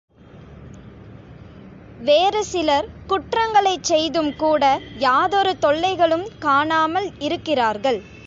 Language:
Tamil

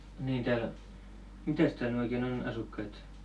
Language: Finnish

